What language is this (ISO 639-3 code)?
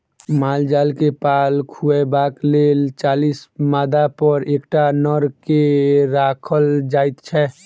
mai